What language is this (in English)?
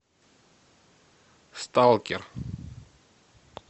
Russian